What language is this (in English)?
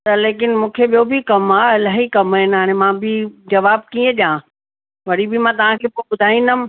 Sindhi